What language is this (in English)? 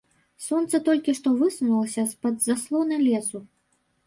Belarusian